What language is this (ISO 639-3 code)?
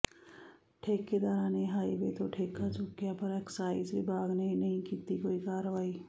pan